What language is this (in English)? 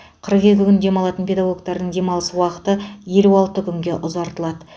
Kazakh